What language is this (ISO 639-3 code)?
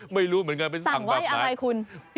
tha